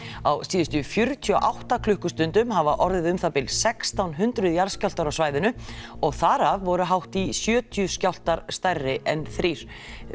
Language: Icelandic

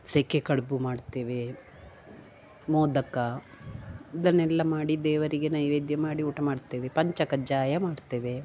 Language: Kannada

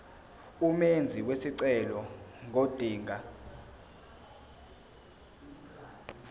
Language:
Zulu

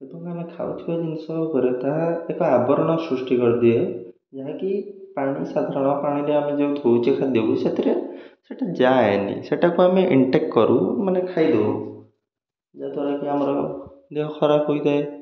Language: Odia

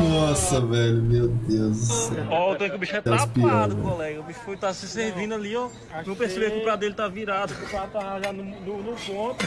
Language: Portuguese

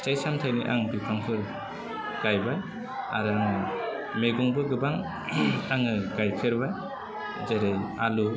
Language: Bodo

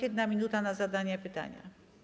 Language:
Polish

